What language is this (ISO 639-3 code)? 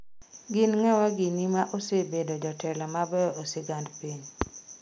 luo